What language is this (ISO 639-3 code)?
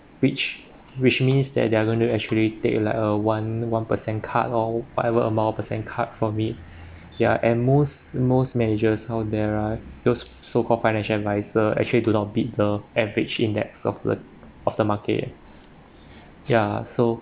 eng